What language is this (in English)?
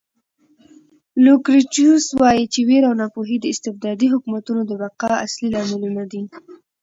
Pashto